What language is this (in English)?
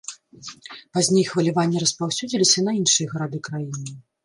Belarusian